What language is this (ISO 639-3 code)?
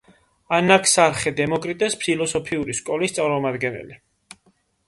kat